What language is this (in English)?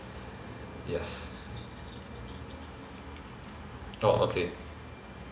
English